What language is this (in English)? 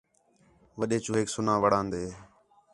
Khetrani